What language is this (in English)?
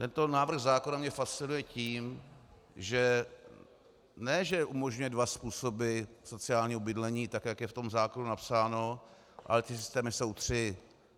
Czech